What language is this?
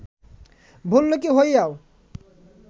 Bangla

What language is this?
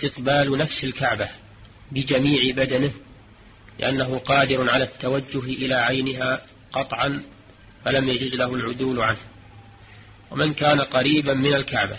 Arabic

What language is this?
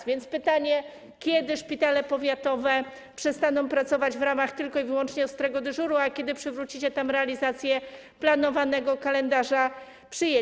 Polish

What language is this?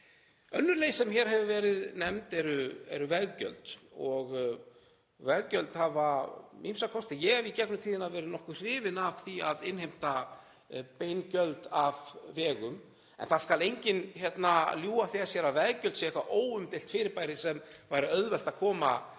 Icelandic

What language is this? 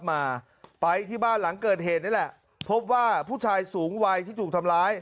Thai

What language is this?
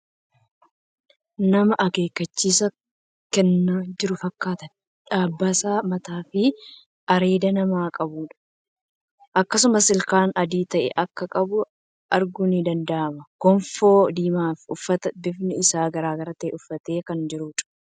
Oromo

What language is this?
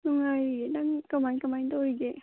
Manipuri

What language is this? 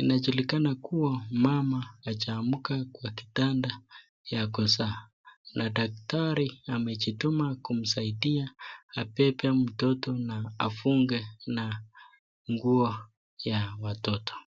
Swahili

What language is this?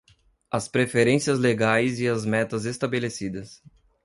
Portuguese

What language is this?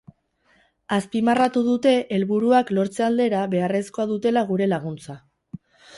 Basque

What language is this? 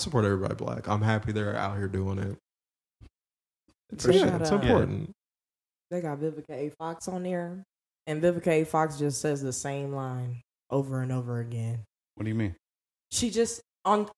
English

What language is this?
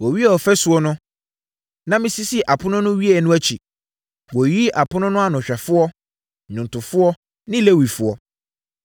Akan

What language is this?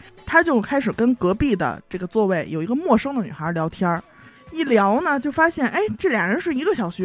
Chinese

